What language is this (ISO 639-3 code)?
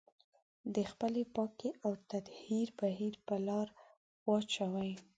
pus